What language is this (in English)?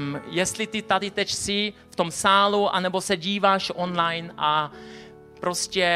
Czech